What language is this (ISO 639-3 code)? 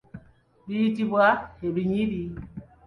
lug